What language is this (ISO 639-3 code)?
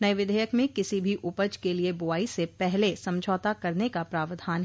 hin